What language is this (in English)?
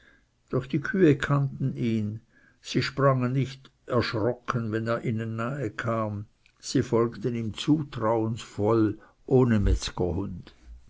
German